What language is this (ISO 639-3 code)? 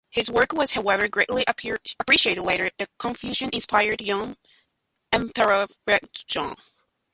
eng